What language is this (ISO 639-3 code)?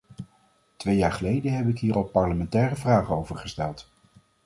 nld